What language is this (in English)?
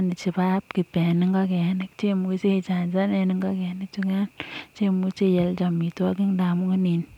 Kalenjin